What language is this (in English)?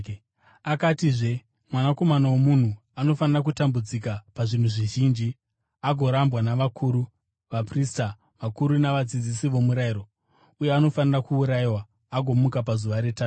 Shona